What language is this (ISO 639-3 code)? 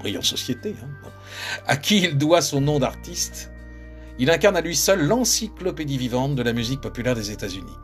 fra